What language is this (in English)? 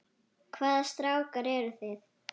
Icelandic